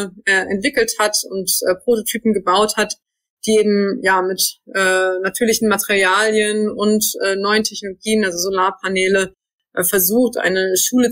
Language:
German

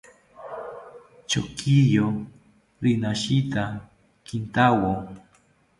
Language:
South Ucayali Ashéninka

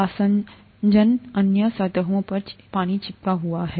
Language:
Hindi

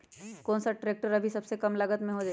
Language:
Magahi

